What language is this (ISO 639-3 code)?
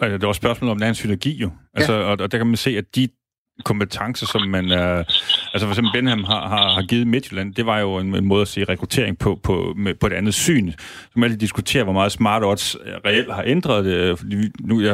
dan